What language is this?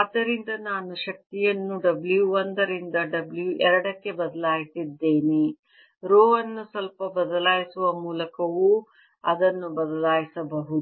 Kannada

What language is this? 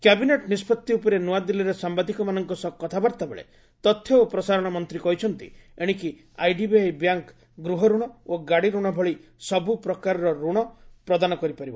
Odia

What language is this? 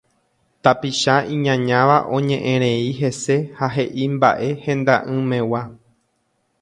Guarani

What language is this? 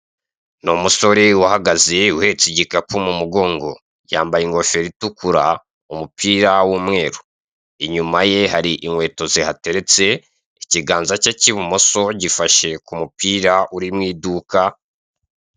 Kinyarwanda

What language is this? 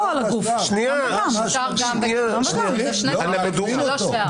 Hebrew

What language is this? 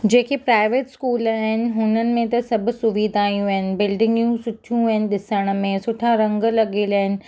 Sindhi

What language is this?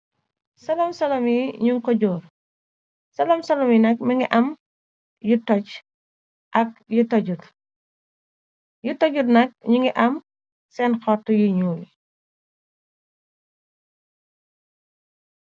Wolof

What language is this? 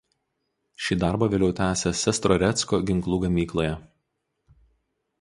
Lithuanian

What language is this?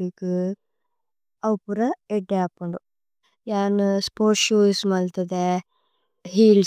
Tulu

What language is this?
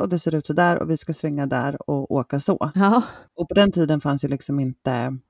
Swedish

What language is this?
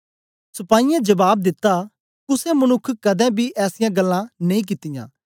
Dogri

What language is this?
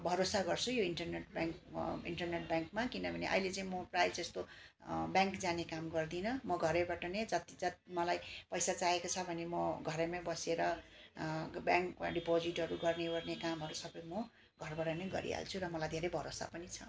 Nepali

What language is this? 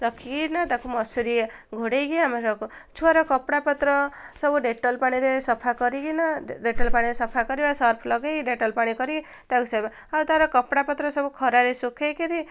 Odia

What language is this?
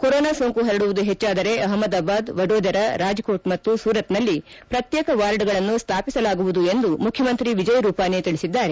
Kannada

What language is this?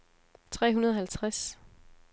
Danish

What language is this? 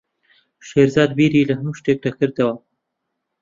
Central Kurdish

